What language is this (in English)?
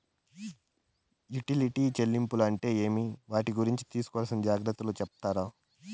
Telugu